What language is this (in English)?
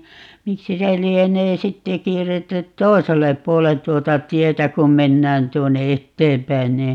Finnish